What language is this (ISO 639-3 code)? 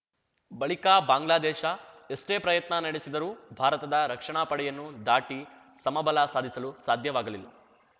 kan